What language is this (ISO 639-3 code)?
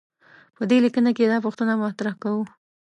pus